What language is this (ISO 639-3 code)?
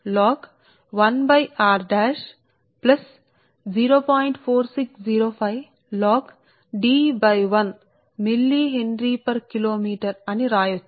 tel